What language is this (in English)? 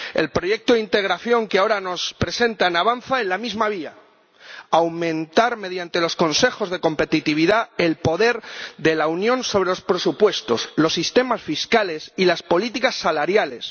Spanish